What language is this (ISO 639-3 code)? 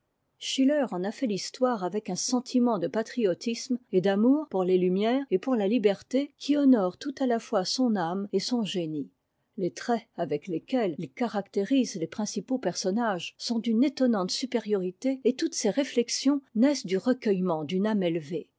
fra